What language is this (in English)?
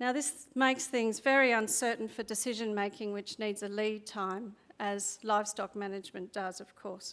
English